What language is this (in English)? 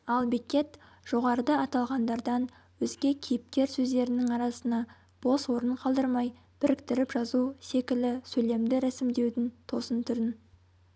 Kazakh